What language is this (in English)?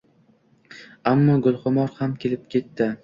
Uzbek